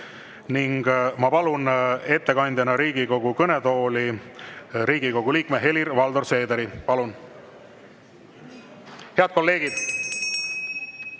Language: Estonian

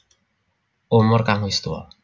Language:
Javanese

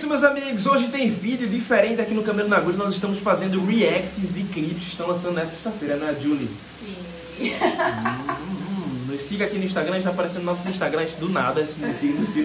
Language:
Portuguese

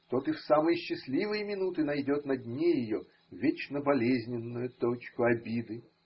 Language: Russian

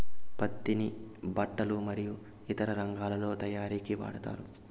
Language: Telugu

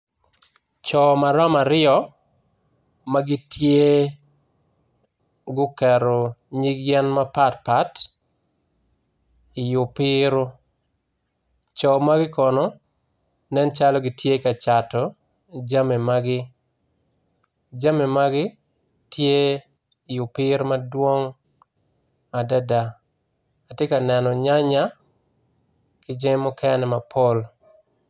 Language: Acoli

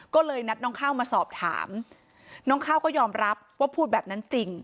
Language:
Thai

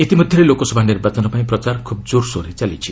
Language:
Odia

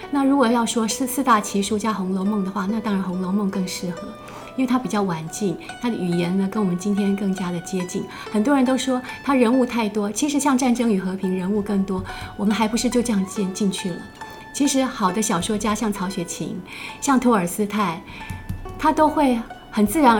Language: Chinese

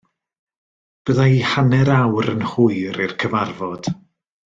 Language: Welsh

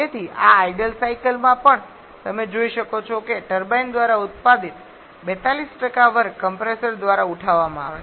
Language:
Gujarati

